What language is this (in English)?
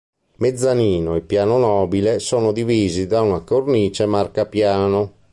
Italian